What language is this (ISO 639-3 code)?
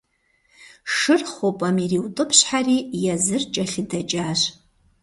kbd